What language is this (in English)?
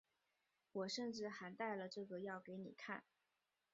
Chinese